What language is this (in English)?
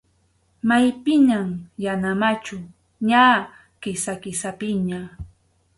Arequipa-La Unión Quechua